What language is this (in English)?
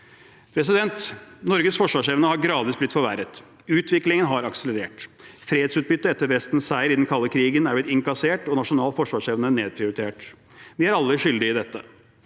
Norwegian